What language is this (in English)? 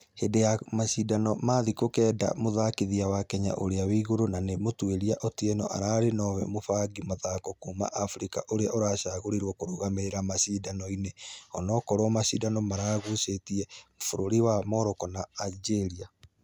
Kikuyu